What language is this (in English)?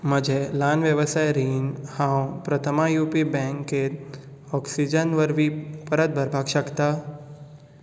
Konkani